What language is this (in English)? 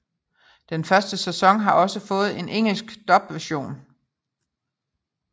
Danish